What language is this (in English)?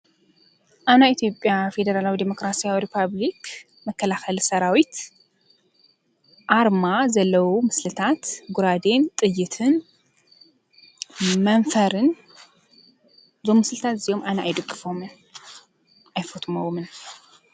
Tigrinya